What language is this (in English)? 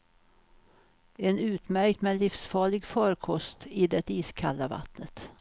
Swedish